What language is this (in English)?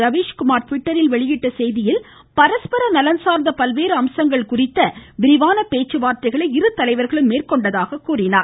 Tamil